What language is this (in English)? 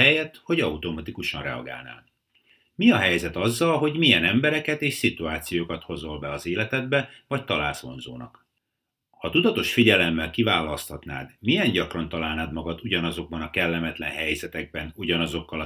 Hungarian